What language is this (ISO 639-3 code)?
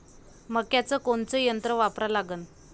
mar